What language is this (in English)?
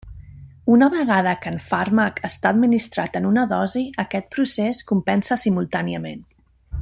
Catalan